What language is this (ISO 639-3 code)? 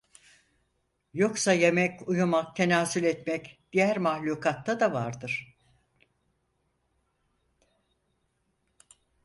tur